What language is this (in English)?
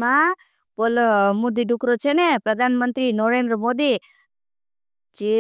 Bhili